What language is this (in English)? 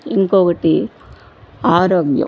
Telugu